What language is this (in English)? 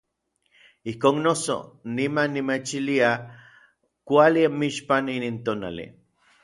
Orizaba Nahuatl